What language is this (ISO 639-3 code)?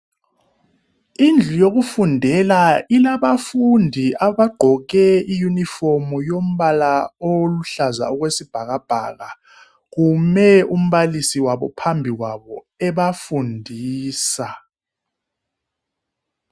nde